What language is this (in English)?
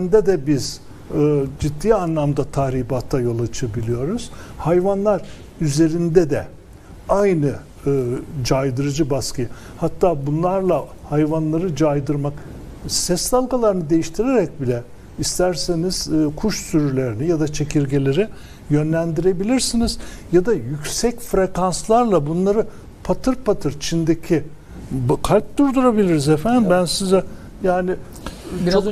Turkish